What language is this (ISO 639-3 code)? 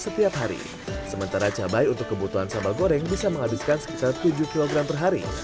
ind